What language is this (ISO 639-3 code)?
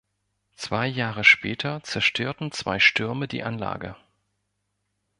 deu